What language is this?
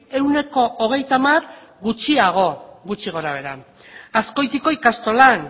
Basque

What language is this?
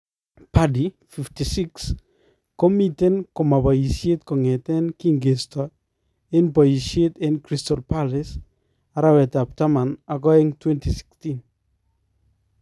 Kalenjin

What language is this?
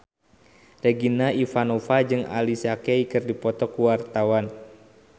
Sundanese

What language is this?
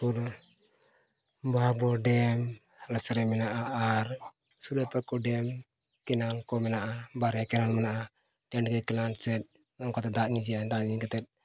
Santali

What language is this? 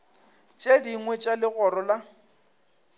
Northern Sotho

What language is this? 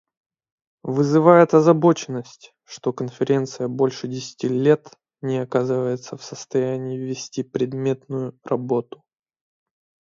Russian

